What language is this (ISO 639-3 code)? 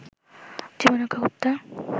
ben